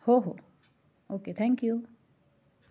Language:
Marathi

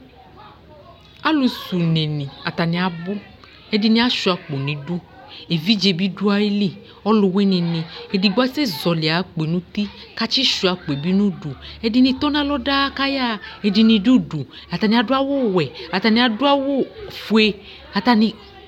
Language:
Ikposo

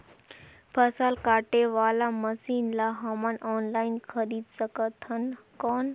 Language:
Chhattisgarhi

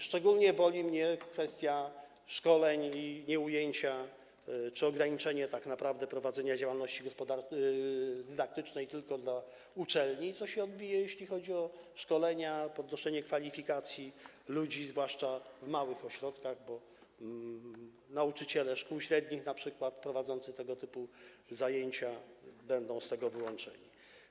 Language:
Polish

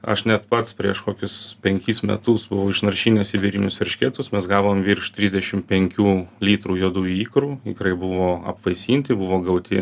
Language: Lithuanian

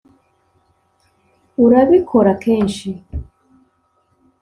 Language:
Kinyarwanda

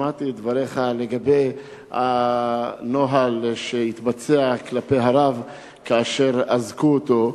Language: Hebrew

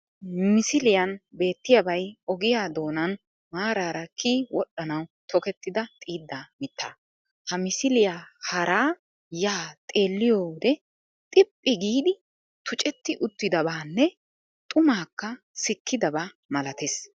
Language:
Wolaytta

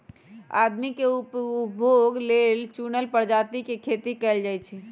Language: Magahi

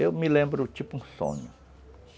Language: Portuguese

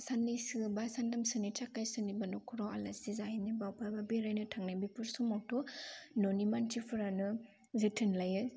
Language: Bodo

